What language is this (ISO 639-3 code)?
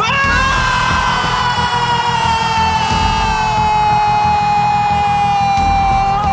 vie